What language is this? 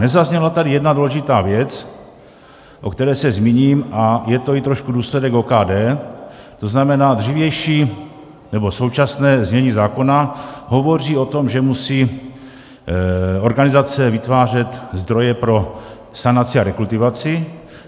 Czech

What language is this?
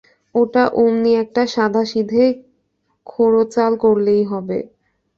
Bangla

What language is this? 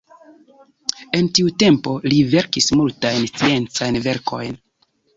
Esperanto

